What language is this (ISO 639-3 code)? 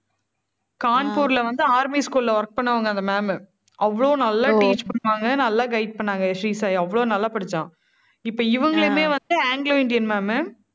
tam